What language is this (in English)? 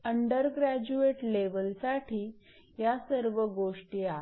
Marathi